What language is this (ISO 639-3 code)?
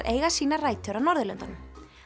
isl